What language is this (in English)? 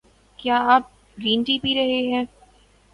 Urdu